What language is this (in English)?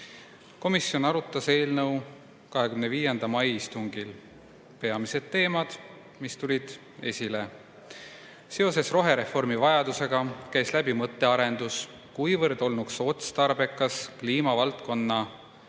Estonian